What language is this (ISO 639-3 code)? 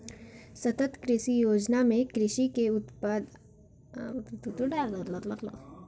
bho